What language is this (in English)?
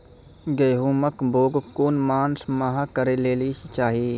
Maithili